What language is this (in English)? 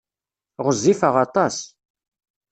Kabyle